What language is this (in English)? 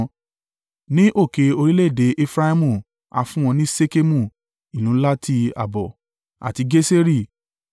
Yoruba